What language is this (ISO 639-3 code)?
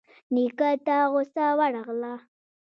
pus